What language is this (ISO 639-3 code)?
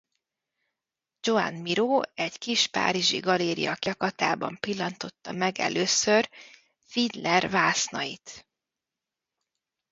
hun